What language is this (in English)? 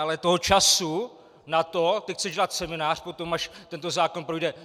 Czech